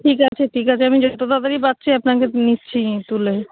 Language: Bangla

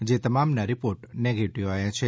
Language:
Gujarati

